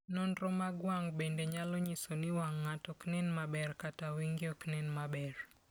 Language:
Luo (Kenya and Tanzania)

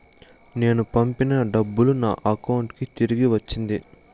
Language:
Telugu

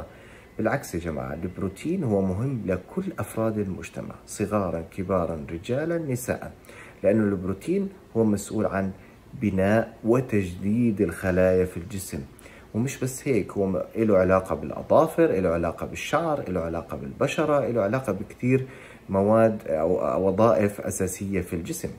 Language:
Arabic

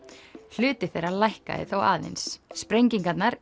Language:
Icelandic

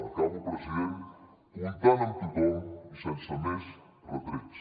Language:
Catalan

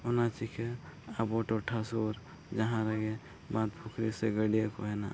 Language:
Santali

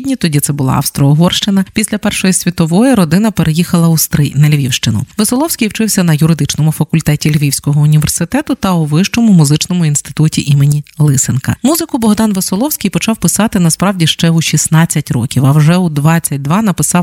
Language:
Ukrainian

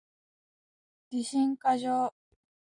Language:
Japanese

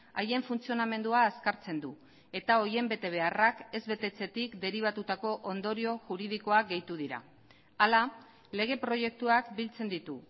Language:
Basque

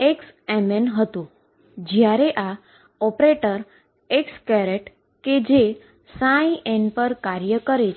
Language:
Gujarati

